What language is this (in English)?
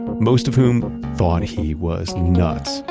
English